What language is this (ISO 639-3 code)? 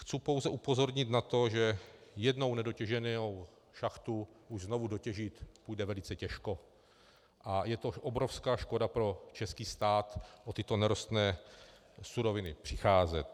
ces